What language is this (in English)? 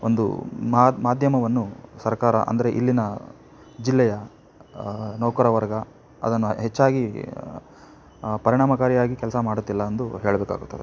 Kannada